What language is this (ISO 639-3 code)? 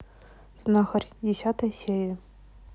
rus